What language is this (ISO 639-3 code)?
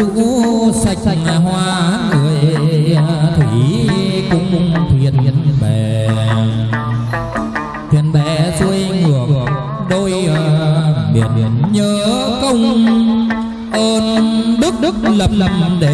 vie